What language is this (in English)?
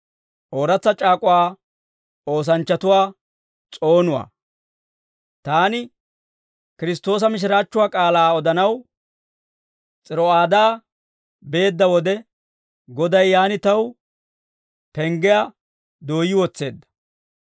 Dawro